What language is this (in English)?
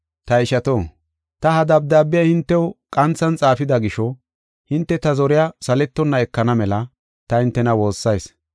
Gofa